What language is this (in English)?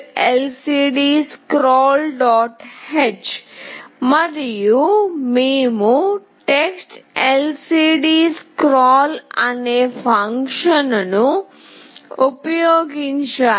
Telugu